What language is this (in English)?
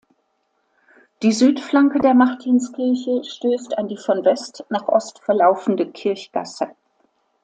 German